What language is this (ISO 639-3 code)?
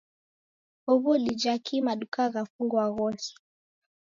dav